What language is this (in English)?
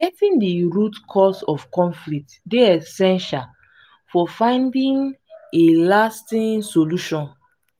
Nigerian Pidgin